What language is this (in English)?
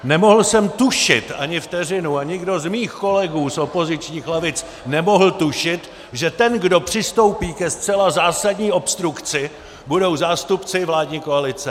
Czech